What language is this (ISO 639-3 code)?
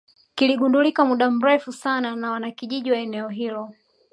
swa